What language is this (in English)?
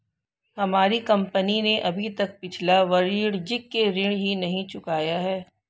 Hindi